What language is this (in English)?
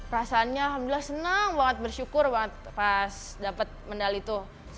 Indonesian